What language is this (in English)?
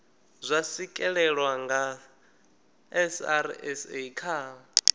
Venda